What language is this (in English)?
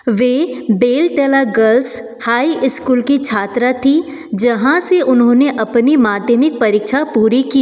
Hindi